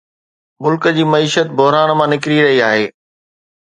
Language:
Sindhi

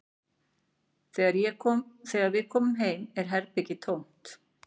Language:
Icelandic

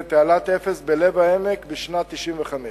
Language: Hebrew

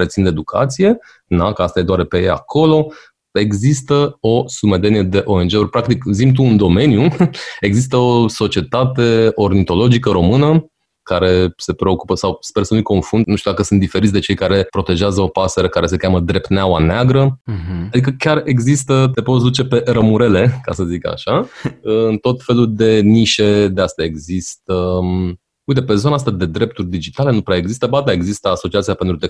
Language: Romanian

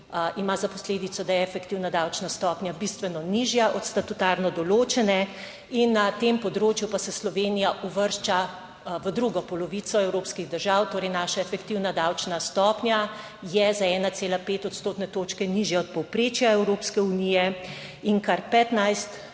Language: Slovenian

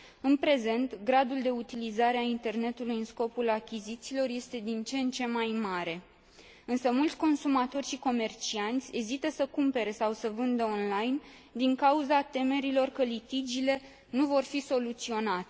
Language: Romanian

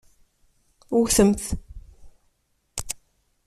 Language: Kabyle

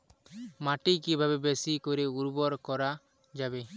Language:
Bangla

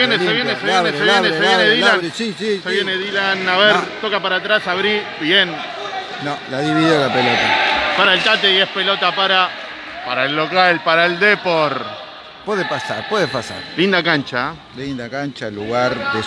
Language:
Spanish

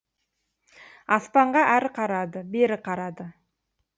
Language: Kazakh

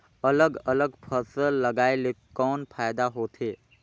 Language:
Chhattisgarhi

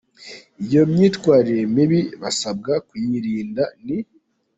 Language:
Kinyarwanda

